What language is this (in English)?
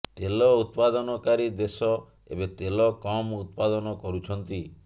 Odia